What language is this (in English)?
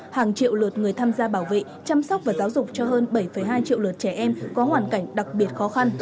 Vietnamese